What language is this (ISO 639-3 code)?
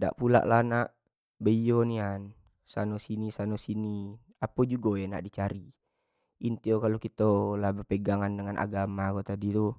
jax